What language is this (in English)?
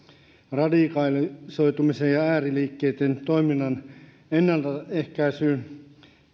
Finnish